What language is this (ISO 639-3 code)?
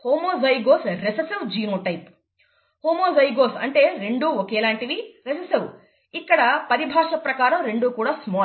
tel